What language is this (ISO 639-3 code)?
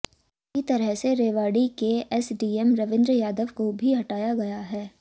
hin